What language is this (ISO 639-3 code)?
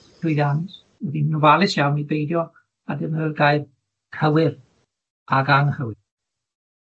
cym